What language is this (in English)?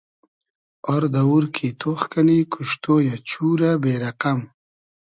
Hazaragi